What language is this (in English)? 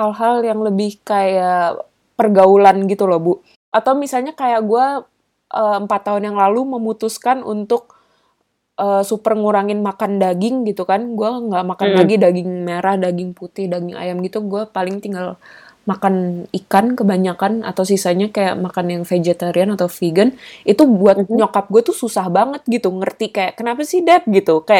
Indonesian